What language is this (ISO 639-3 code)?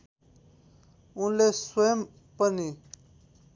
nep